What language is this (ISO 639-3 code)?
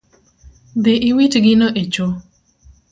luo